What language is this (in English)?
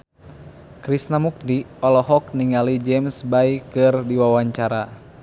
Sundanese